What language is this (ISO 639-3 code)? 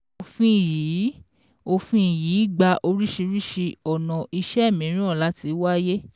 yor